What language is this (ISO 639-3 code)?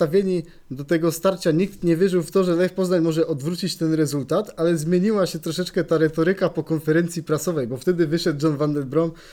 pol